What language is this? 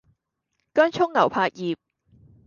Cantonese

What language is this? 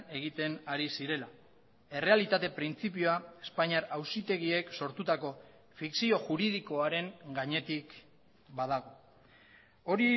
Basque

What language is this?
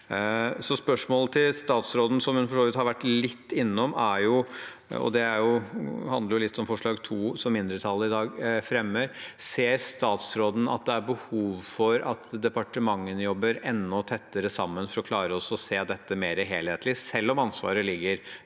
Norwegian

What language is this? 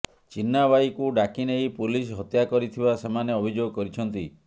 Odia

